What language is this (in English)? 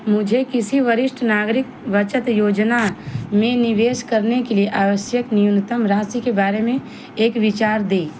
Hindi